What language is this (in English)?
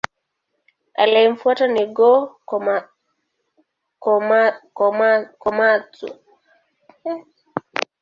Swahili